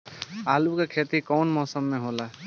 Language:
Bhojpuri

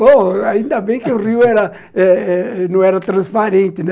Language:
Portuguese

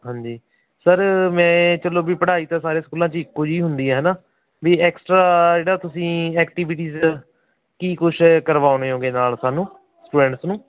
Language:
Punjabi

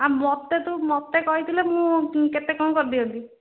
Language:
Odia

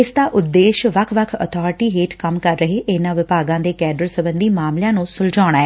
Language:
Punjabi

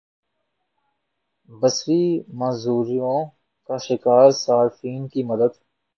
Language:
Urdu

